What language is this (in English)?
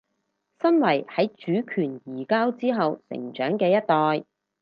Cantonese